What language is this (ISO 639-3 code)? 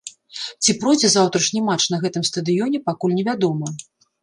bel